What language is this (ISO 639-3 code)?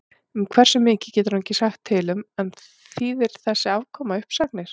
isl